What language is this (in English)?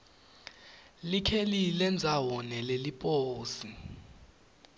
Swati